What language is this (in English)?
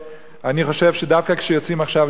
Hebrew